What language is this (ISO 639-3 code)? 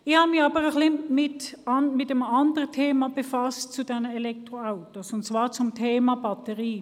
gsw